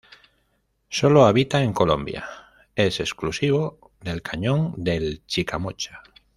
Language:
Spanish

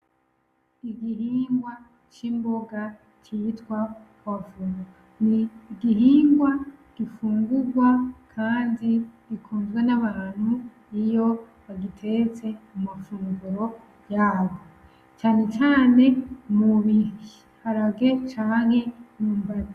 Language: Rundi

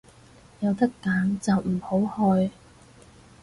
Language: Cantonese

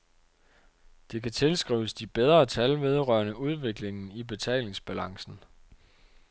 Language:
Danish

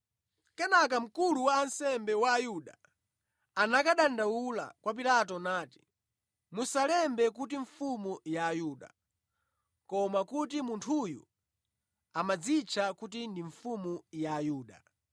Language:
Nyanja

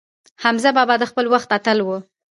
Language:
Pashto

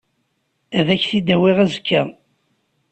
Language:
Kabyle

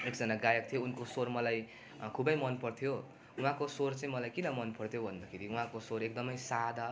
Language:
Nepali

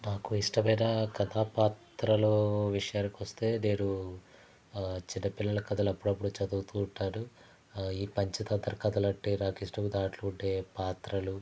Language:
Telugu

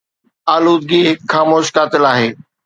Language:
Sindhi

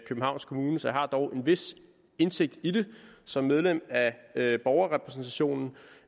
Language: Danish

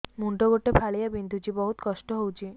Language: Odia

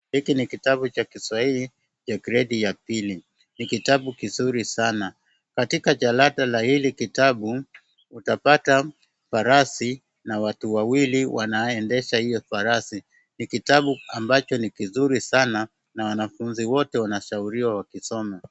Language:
Swahili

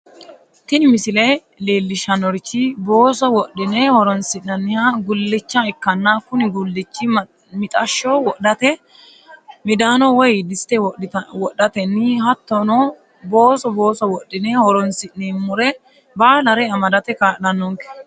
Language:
Sidamo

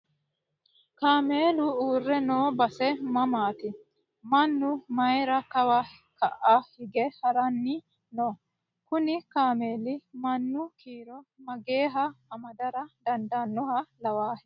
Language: Sidamo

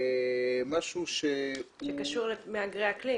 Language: Hebrew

